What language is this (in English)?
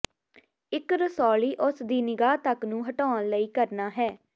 Punjabi